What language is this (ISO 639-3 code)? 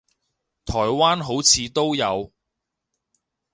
yue